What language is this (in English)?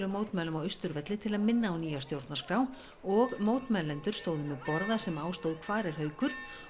Icelandic